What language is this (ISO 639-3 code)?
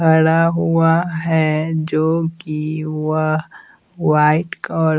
hin